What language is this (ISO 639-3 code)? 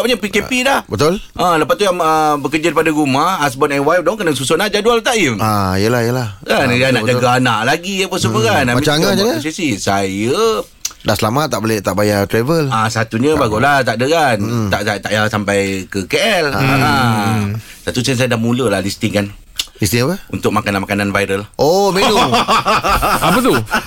msa